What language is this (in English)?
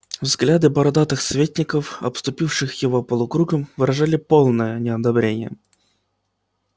Russian